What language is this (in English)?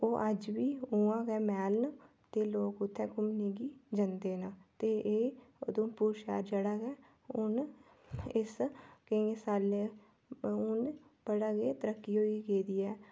Dogri